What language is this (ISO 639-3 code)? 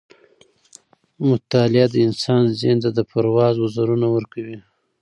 pus